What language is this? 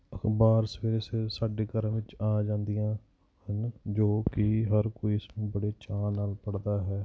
Punjabi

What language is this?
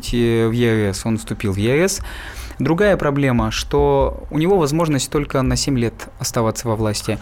Russian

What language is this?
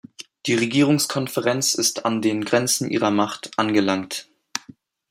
German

